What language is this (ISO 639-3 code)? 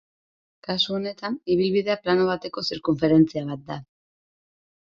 eus